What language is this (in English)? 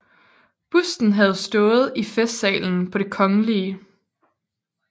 Danish